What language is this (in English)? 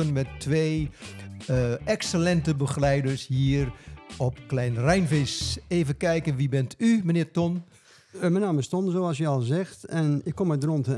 Dutch